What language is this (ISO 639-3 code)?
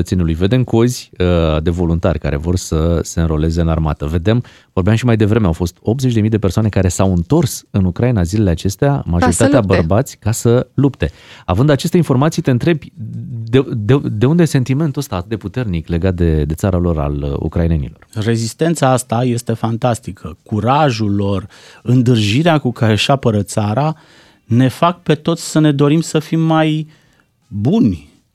ron